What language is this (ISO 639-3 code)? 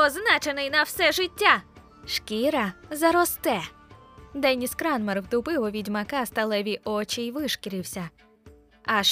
ukr